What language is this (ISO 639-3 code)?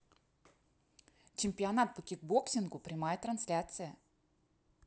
rus